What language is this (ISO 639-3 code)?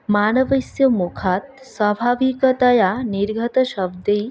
san